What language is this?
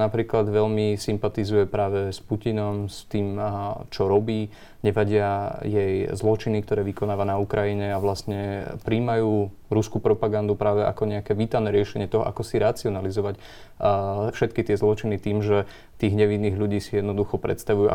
Slovak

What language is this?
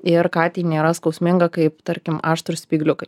Lithuanian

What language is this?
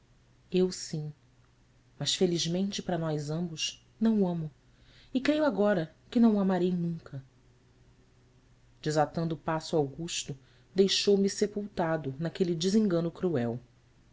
Portuguese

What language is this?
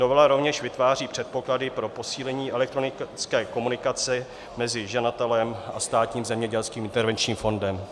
Czech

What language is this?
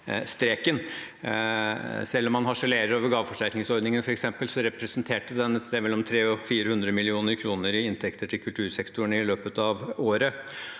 Norwegian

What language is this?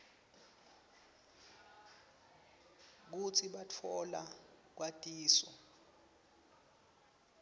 Swati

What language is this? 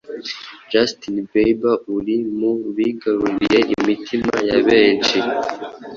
Kinyarwanda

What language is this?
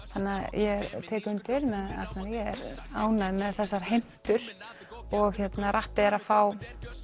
Icelandic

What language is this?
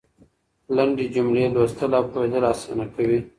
Pashto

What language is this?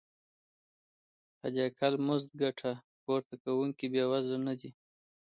Pashto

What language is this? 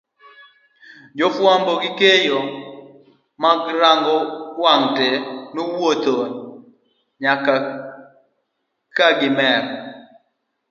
Luo (Kenya and Tanzania)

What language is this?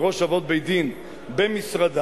Hebrew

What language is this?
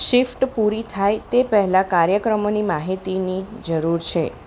Gujarati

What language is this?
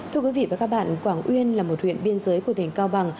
Vietnamese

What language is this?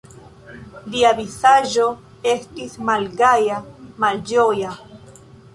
Esperanto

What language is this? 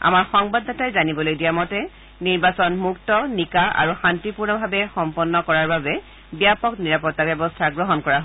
Assamese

